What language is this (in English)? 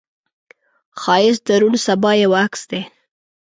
Pashto